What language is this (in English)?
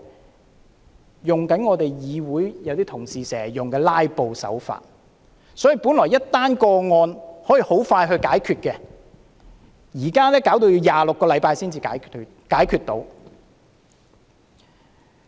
Cantonese